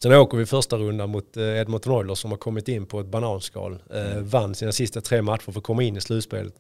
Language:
Swedish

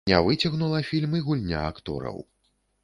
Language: Belarusian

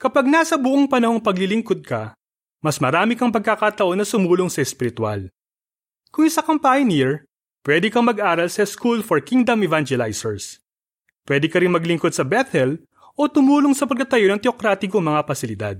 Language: Filipino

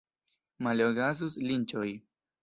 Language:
Esperanto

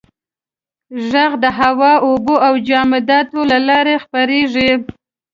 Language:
Pashto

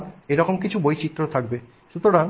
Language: Bangla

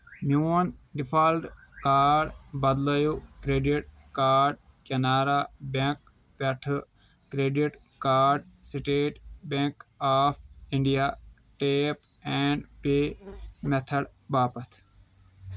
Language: Kashmiri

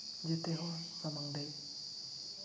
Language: Santali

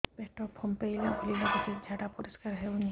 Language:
Odia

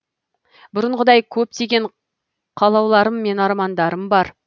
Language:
Kazakh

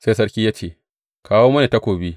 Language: Hausa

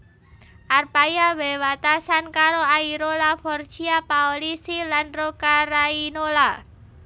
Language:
Javanese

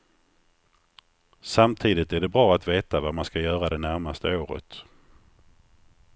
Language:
Swedish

